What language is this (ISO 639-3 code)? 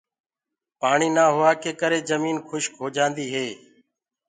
ggg